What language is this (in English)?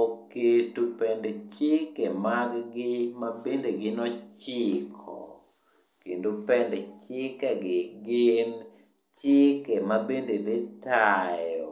Luo (Kenya and Tanzania)